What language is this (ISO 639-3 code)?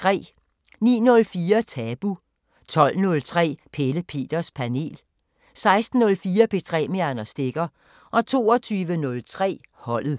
dan